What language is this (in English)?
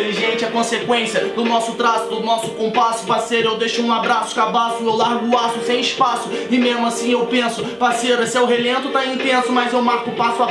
Portuguese